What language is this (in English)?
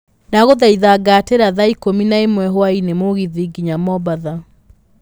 Kikuyu